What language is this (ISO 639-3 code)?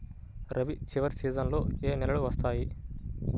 tel